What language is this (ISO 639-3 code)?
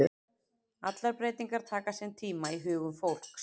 isl